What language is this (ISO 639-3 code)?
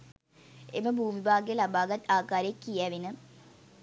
sin